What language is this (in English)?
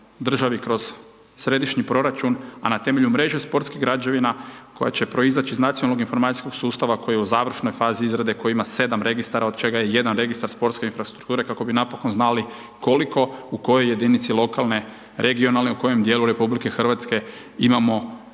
Croatian